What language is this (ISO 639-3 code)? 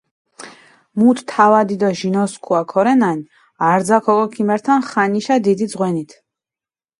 xmf